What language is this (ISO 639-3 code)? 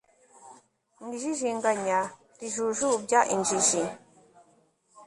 kin